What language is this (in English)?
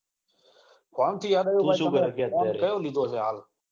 Gujarati